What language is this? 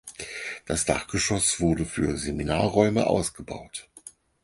German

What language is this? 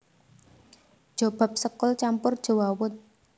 Javanese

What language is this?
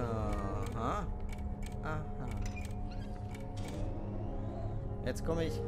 German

